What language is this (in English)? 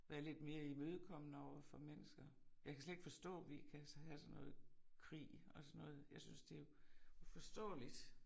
Danish